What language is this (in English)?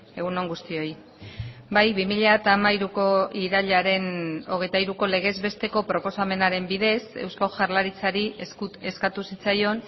Basque